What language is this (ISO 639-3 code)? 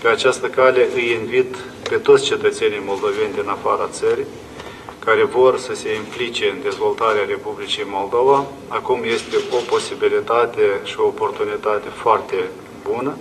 ron